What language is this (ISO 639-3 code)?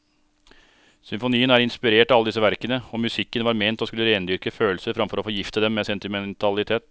nor